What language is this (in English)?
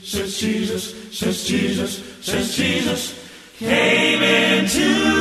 Filipino